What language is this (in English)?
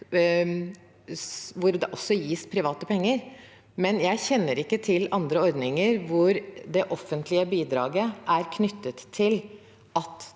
Norwegian